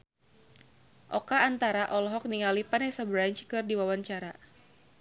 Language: Sundanese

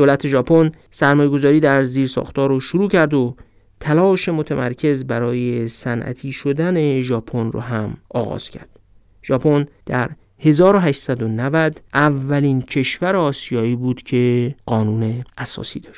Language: Persian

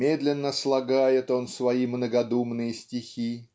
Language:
Russian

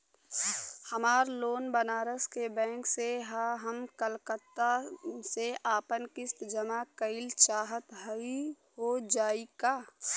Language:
Bhojpuri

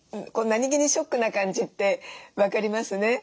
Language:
Japanese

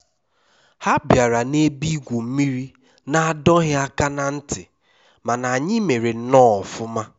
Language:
Igbo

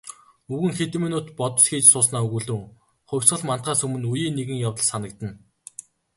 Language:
Mongolian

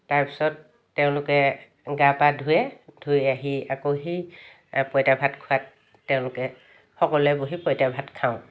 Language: Assamese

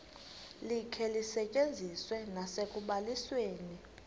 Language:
Xhosa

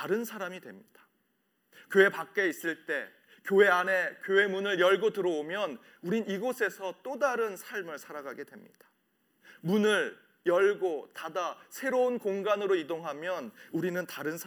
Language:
Korean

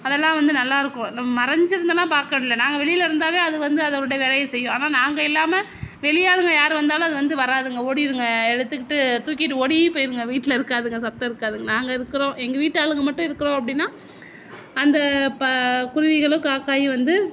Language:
Tamil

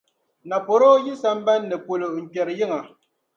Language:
Dagbani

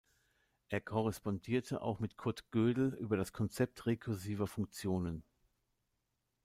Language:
German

